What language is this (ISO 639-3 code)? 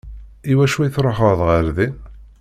kab